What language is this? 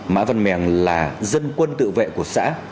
Vietnamese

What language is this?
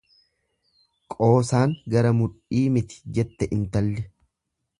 Oromo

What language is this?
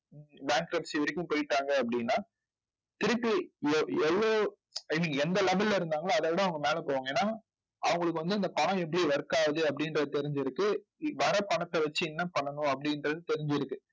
Tamil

